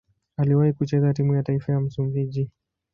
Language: Swahili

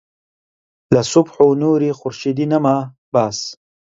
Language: Central Kurdish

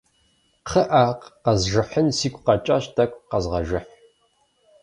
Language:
Kabardian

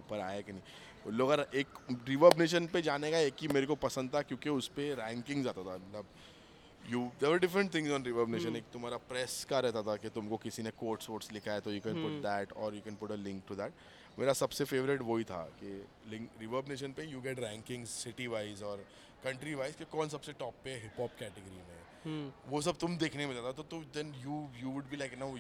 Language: Hindi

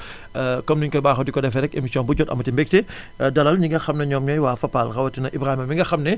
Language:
Wolof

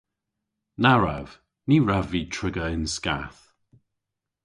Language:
Cornish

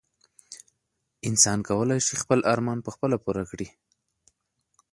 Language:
Pashto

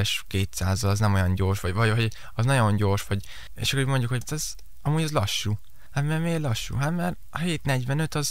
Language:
Hungarian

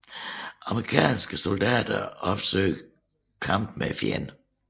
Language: Danish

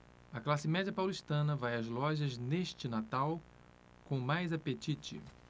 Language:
Portuguese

